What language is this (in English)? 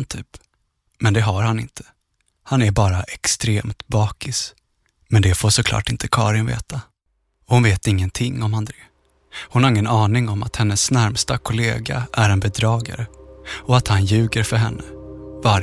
Swedish